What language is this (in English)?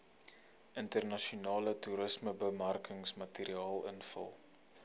Afrikaans